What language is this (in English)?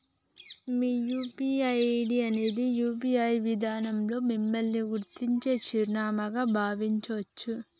Telugu